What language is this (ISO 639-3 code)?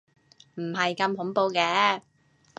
yue